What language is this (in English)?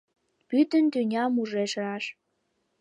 Mari